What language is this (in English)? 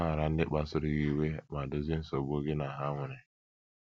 Igbo